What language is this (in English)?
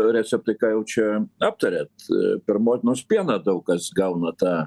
Lithuanian